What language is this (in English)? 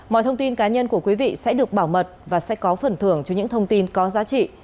Vietnamese